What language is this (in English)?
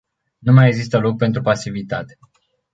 Romanian